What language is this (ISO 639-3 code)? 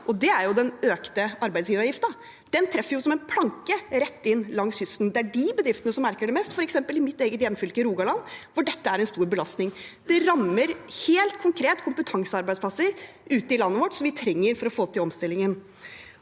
nor